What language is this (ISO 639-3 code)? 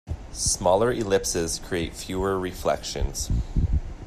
eng